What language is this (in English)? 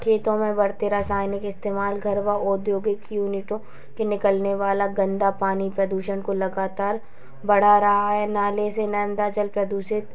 Hindi